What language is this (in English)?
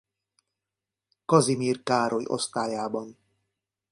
Hungarian